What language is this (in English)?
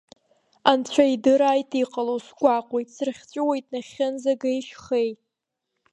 Abkhazian